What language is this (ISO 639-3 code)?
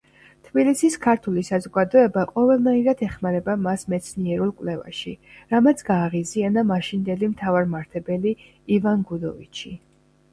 kat